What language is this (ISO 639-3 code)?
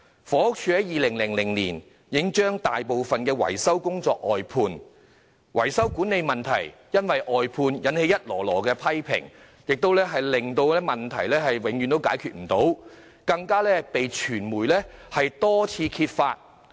yue